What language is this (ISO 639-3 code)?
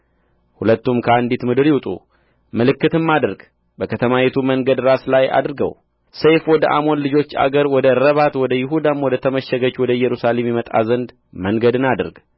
amh